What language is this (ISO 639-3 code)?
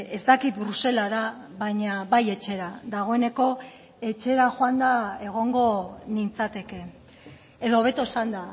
eus